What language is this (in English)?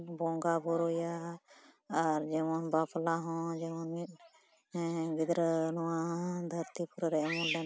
Santali